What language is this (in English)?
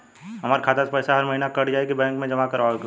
Bhojpuri